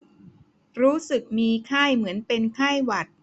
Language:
Thai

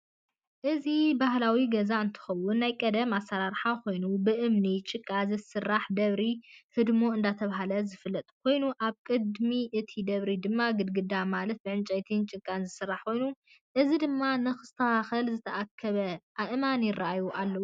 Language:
Tigrinya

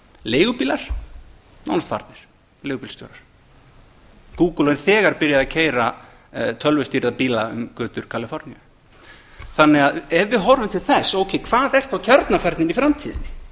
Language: Icelandic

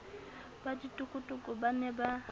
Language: Southern Sotho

